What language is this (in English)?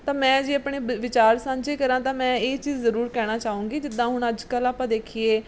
Punjabi